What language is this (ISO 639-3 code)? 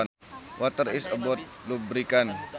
sun